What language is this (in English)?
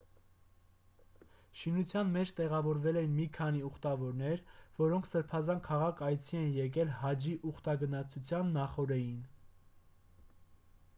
Armenian